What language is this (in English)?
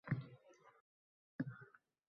Uzbek